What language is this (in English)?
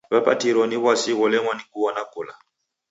Taita